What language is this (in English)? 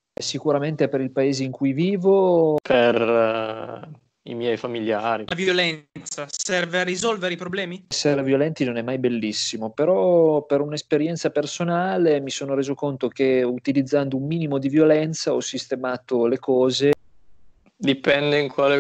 Italian